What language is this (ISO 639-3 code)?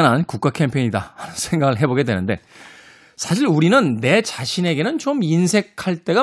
kor